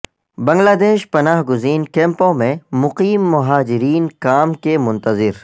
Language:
Urdu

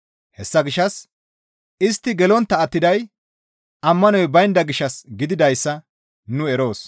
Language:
Gamo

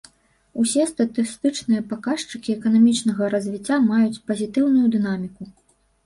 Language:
Belarusian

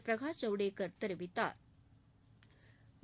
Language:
Tamil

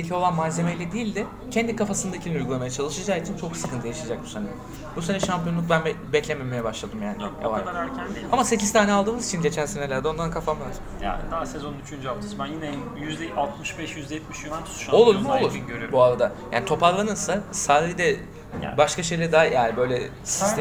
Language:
Turkish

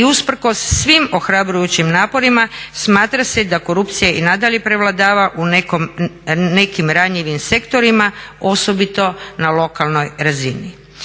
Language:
Croatian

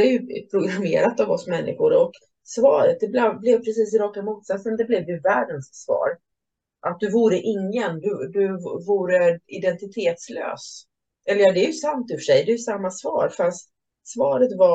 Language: Swedish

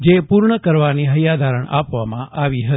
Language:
Gujarati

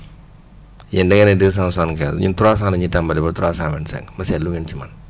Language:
Wolof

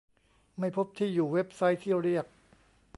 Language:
Thai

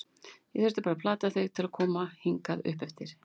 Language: Icelandic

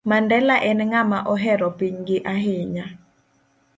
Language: Luo (Kenya and Tanzania)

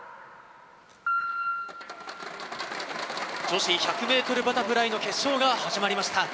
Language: Japanese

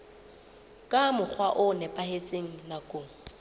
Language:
Southern Sotho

